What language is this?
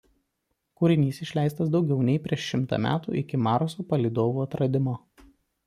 Lithuanian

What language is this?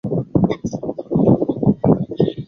Chinese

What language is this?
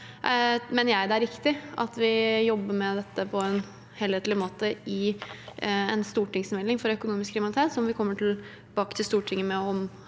Norwegian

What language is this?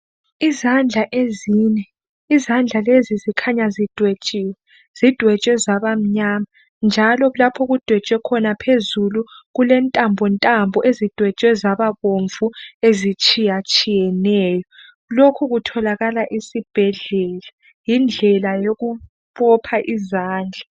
North Ndebele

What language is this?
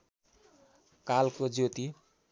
Nepali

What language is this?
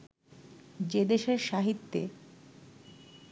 Bangla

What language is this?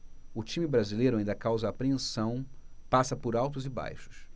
Portuguese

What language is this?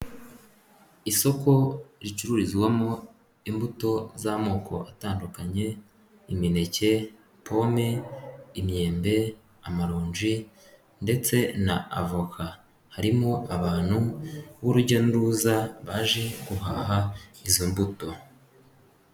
Kinyarwanda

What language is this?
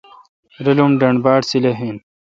Kalkoti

